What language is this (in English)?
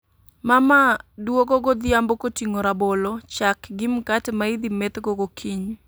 Luo (Kenya and Tanzania)